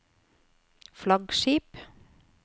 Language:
Norwegian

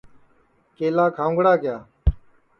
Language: Sansi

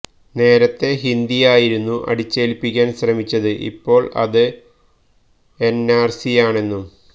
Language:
Malayalam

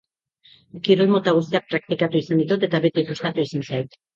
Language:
Basque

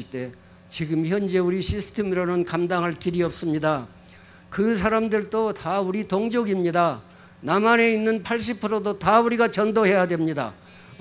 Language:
Korean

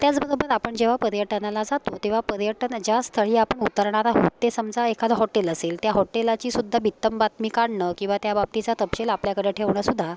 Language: Marathi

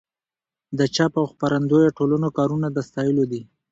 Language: Pashto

